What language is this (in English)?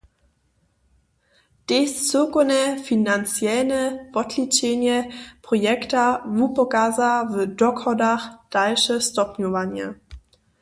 Upper Sorbian